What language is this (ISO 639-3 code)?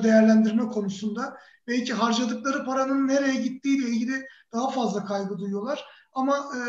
tur